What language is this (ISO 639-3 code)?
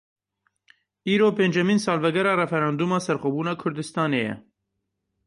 kur